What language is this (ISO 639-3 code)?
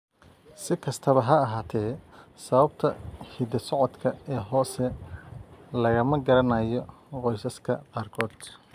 som